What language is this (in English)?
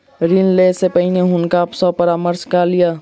Maithili